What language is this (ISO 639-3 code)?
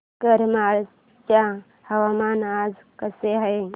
mar